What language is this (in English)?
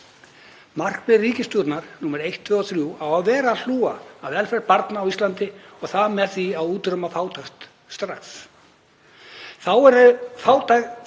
Icelandic